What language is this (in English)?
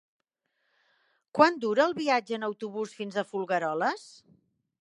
Catalan